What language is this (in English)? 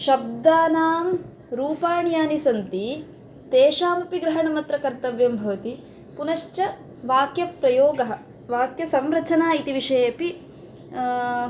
Sanskrit